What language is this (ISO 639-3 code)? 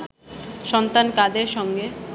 ben